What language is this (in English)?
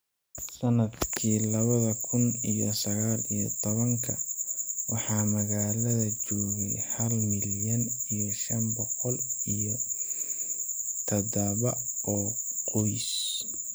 Somali